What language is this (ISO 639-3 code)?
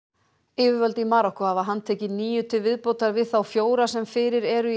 isl